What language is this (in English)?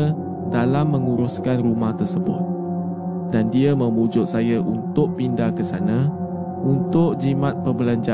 Malay